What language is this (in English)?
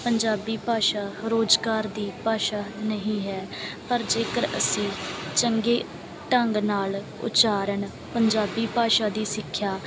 Punjabi